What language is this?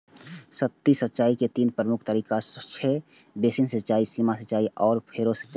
Maithili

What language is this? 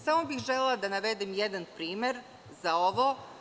Serbian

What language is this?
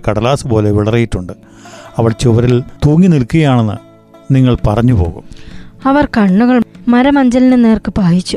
Malayalam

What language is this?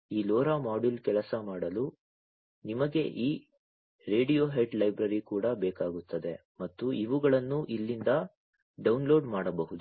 Kannada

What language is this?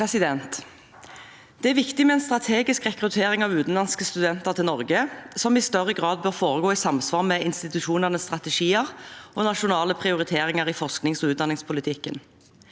Norwegian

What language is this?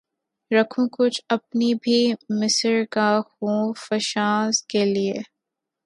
Urdu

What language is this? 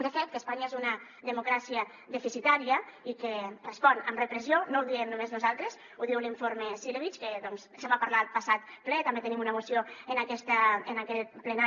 Catalan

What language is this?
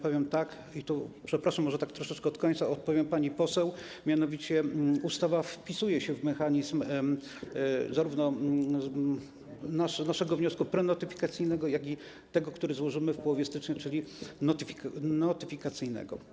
Polish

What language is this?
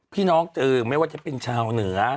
Thai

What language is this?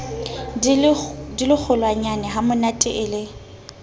Southern Sotho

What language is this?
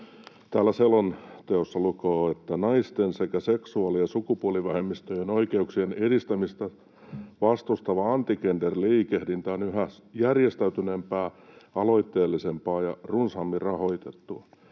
Finnish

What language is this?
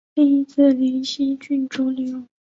Chinese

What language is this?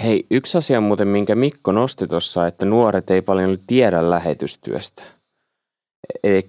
Finnish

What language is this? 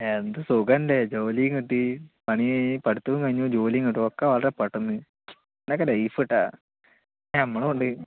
Malayalam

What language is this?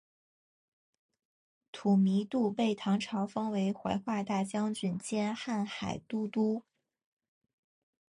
Chinese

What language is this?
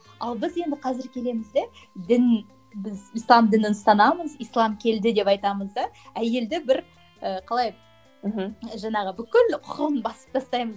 Kazakh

